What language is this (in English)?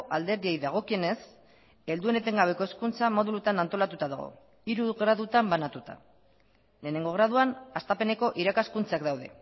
Basque